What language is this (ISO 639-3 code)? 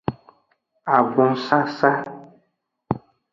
ajg